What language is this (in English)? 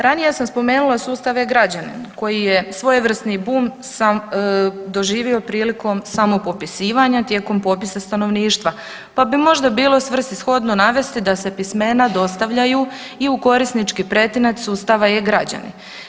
Croatian